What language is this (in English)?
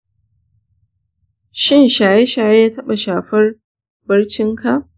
Hausa